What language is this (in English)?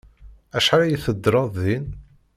Kabyle